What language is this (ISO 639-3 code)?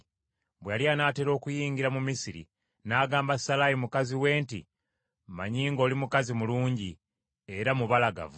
lug